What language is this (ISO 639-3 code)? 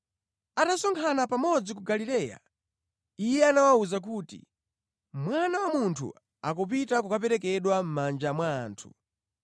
nya